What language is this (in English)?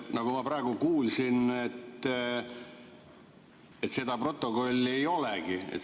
Estonian